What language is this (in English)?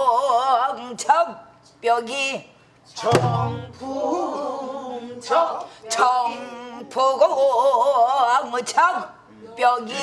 Korean